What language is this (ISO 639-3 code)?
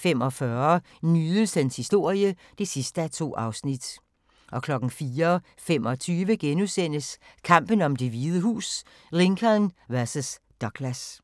dan